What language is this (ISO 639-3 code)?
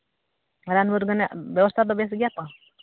sat